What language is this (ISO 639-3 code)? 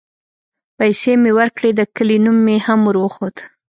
pus